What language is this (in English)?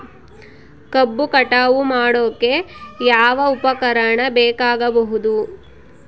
Kannada